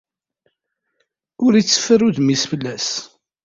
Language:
Kabyle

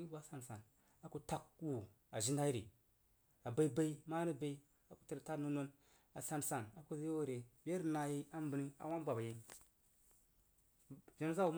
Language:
Jiba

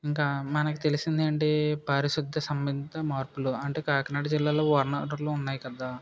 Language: Telugu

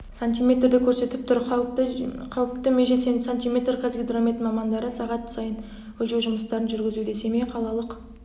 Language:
Kazakh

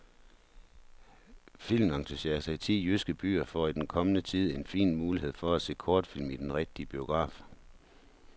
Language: Danish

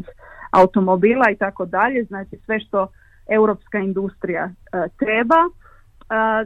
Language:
Croatian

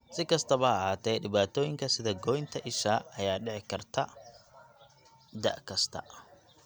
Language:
Somali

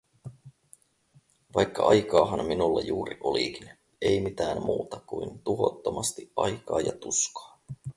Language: Finnish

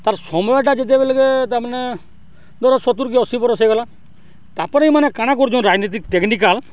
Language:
Odia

